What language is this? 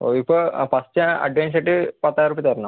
Malayalam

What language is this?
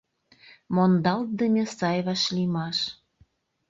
Mari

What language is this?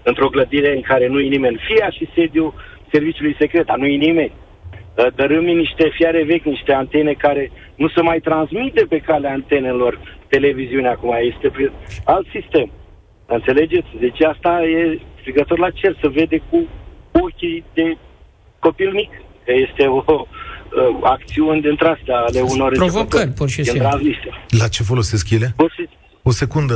Romanian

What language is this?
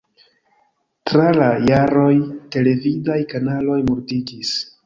Esperanto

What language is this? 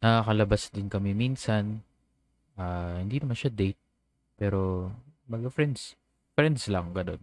Filipino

